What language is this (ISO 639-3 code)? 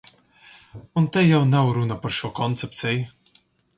lav